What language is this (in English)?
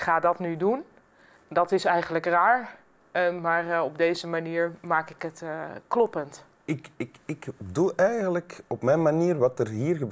Dutch